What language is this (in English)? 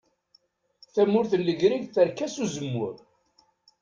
Kabyle